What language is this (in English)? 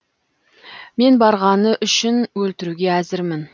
Kazakh